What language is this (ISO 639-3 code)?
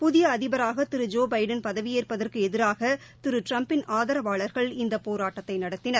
tam